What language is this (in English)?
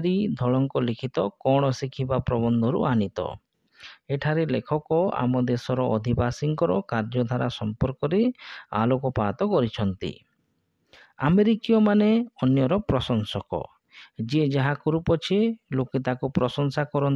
Hindi